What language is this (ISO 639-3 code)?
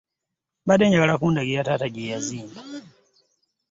lug